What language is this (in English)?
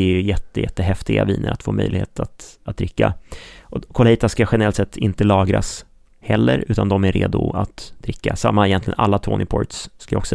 Swedish